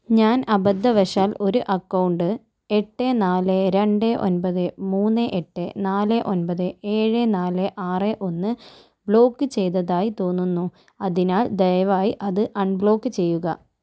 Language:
Malayalam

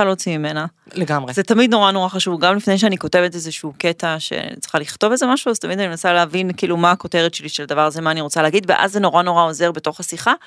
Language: Hebrew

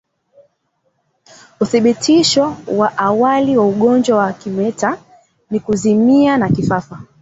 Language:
Swahili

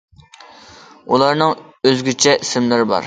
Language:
Uyghur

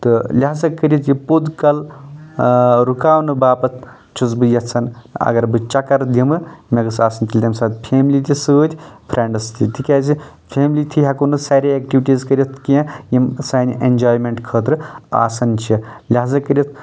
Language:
Kashmiri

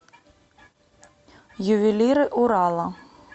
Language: Russian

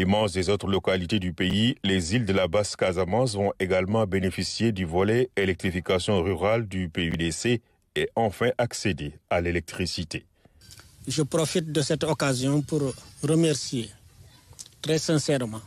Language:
French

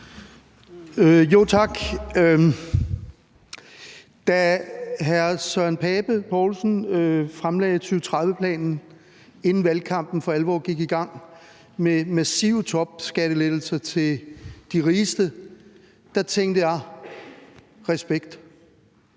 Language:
Danish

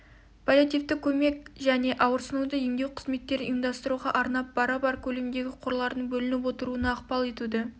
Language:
Kazakh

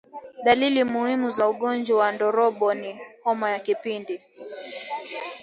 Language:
Swahili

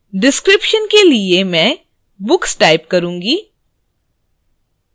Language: Hindi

